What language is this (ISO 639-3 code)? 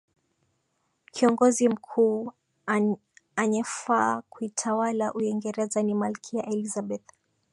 swa